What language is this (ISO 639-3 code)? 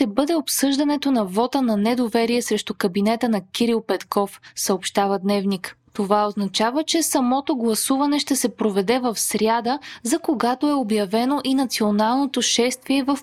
bul